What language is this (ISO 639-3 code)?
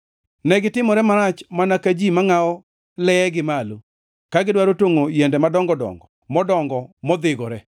luo